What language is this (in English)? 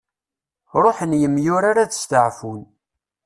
Kabyle